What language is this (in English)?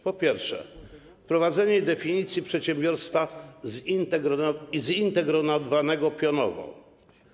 Polish